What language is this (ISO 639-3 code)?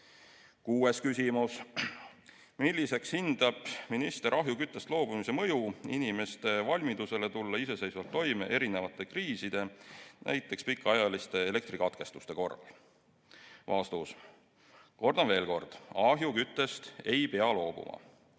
est